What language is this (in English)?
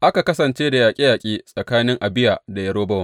Hausa